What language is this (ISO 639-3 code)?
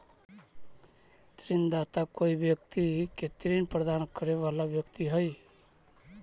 mag